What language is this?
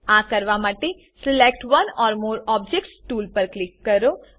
Gujarati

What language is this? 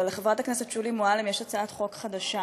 Hebrew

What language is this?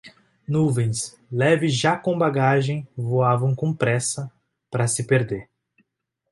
Portuguese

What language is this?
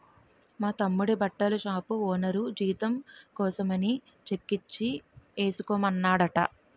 Telugu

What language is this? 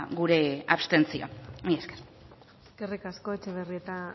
Basque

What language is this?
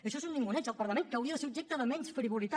Catalan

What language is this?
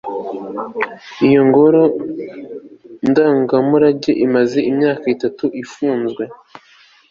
Kinyarwanda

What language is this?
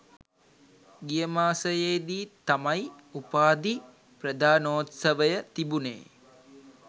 Sinhala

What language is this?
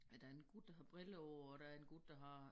Danish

